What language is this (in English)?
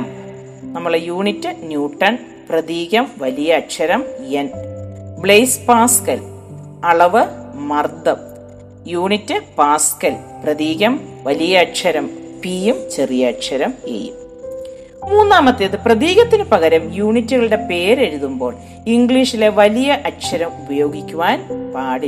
Malayalam